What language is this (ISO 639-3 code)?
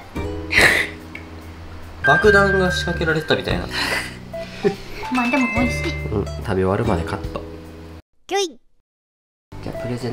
jpn